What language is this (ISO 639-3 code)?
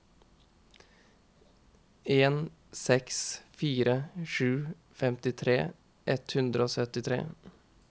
nor